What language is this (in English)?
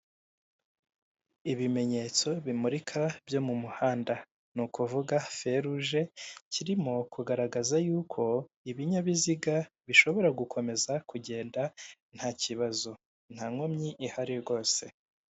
Kinyarwanda